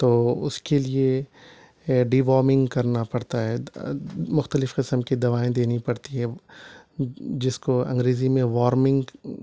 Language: Urdu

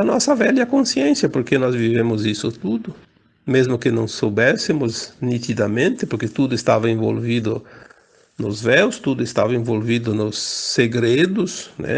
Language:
Portuguese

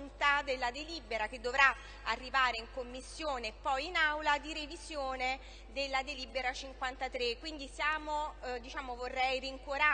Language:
Italian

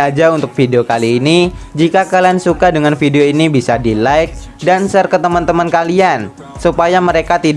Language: Indonesian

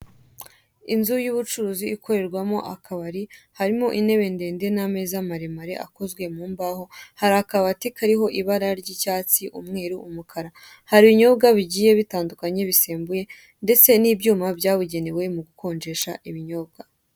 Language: Kinyarwanda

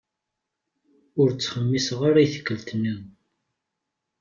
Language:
Kabyle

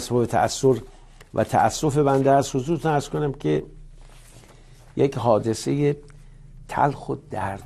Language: Persian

